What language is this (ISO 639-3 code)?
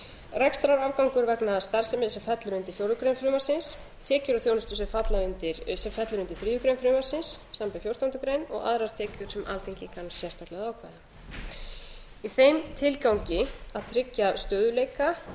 isl